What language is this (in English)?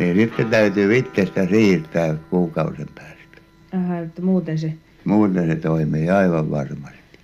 Finnish